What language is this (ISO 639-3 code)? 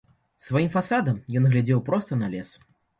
bel